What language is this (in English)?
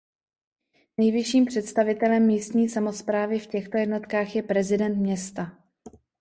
Czech